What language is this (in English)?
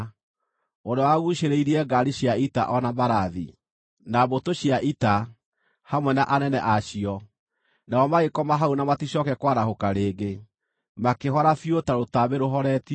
Kikuyu